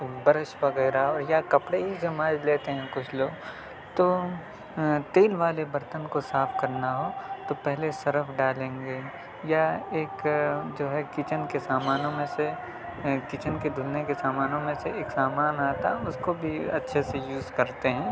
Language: Urdu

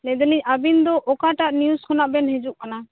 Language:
Santali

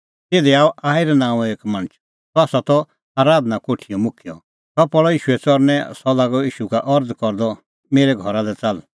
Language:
Kullu Pahari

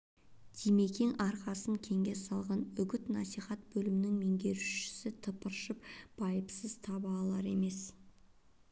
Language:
Kazakh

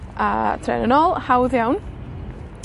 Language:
Welsh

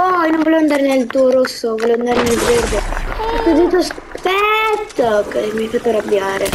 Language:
Italian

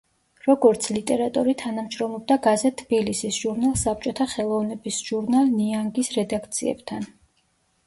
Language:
Georgian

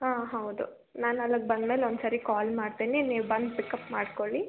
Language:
Kannada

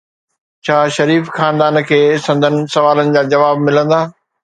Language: Sindhi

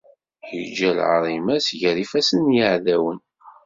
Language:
Kabyle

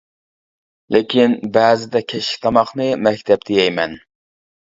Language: Uyghur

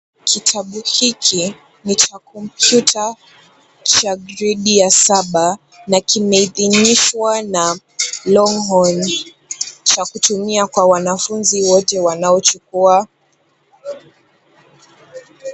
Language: Swahili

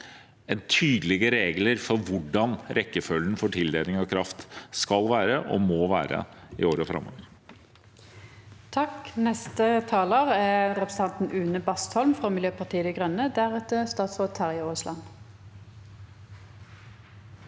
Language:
Norwegian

